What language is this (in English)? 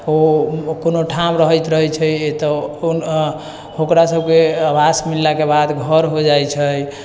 Maithili